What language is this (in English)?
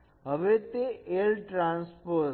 Gujarati